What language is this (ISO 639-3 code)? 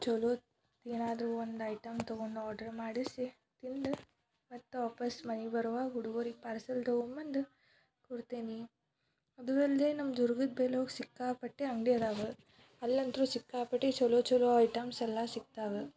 kan